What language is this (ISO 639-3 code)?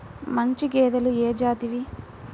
tel